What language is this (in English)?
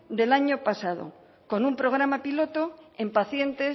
Spanish